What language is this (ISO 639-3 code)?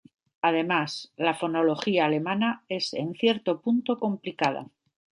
spa